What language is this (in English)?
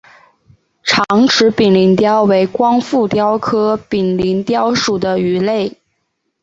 Chinese